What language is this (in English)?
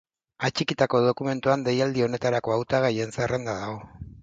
Basque